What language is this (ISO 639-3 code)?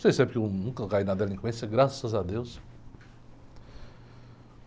por